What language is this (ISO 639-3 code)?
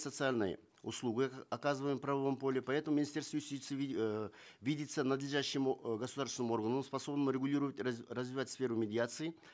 kaz